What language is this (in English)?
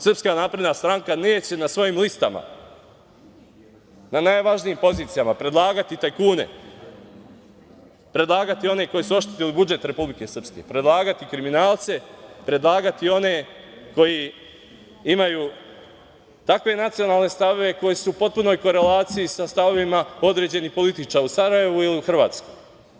Serbian